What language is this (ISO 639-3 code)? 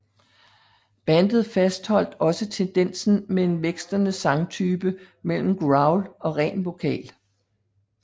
dan